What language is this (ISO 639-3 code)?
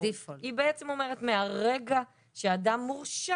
heb